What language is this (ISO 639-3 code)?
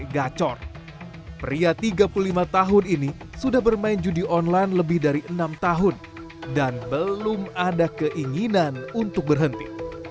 ind